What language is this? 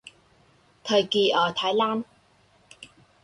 Vietnamese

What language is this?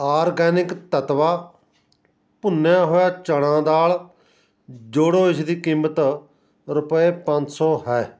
Punjabi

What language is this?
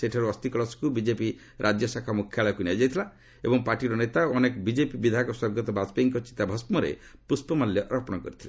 Odia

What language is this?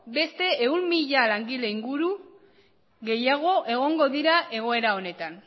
Basque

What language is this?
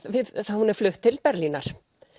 Icelandic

